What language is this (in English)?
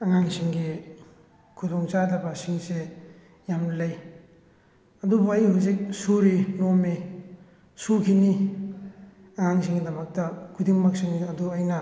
Manipuri